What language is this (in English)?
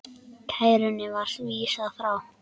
Icelandic